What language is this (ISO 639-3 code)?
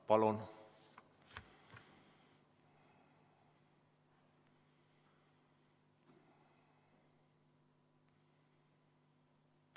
est